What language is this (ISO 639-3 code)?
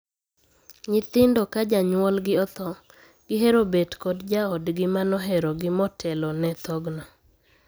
luo